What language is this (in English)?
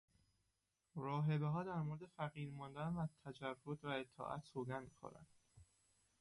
Persian